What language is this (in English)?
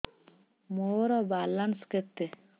Odia